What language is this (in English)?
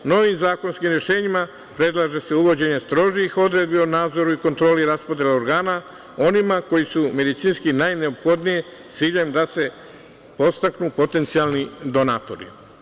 Serbian